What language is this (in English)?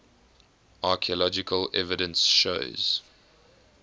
English